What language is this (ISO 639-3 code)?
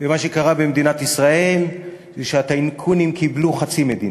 heb